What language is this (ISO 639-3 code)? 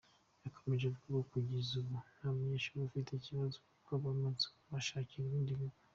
kin